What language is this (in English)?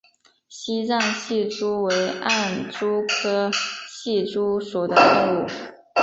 Chinese